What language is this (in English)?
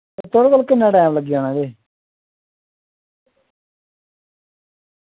Dogri